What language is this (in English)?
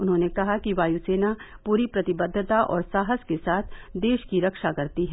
Hindi